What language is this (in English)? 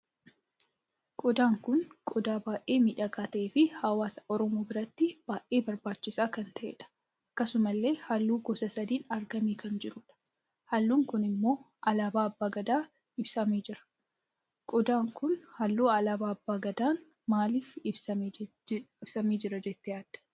Oromo